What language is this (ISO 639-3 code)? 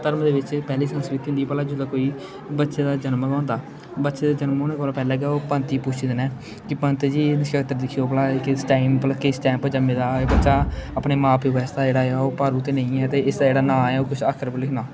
doi